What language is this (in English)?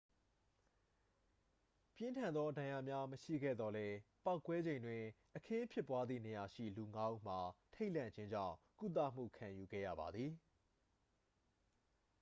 Burmese